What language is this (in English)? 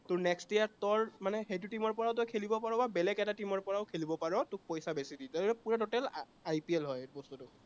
Assamese